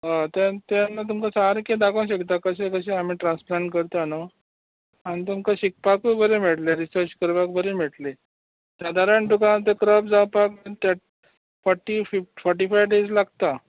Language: Konkani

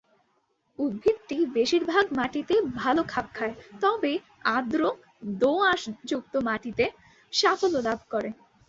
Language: Bangla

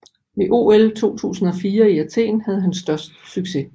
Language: Danish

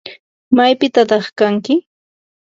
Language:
Ambo-Pasco Quechua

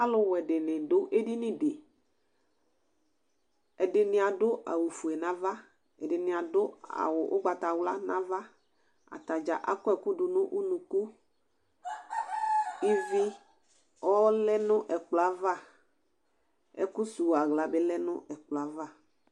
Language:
Ikposo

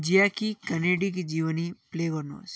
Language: Nepali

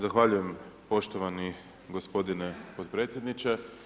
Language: Croatian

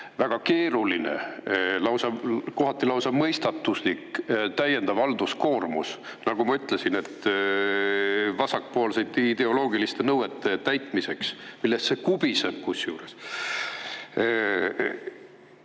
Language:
Estonian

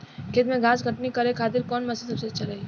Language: Bhojpuri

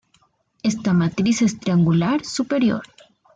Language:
Spanish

